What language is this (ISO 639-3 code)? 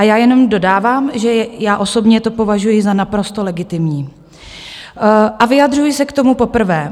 ces